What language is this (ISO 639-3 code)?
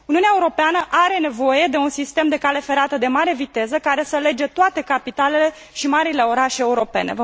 ron